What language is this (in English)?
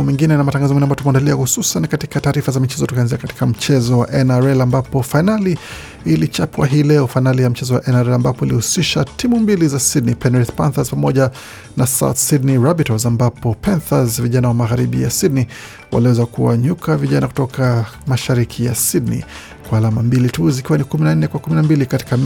Swahili